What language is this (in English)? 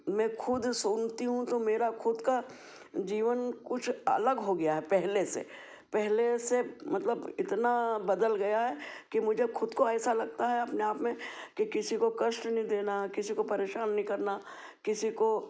Hindi